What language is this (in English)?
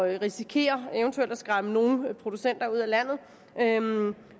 Danish